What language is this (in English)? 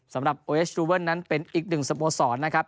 Thai